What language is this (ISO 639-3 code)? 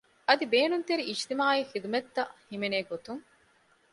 div